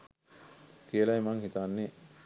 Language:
Sinhala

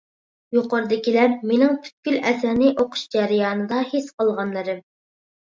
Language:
Uyghur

